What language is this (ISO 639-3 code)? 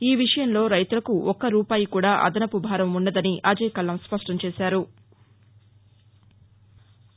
tel